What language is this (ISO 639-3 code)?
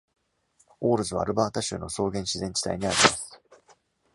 jpn